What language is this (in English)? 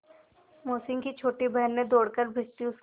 Hindi